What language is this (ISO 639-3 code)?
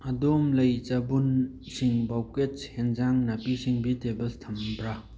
mni